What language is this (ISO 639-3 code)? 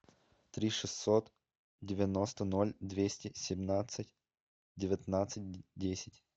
rus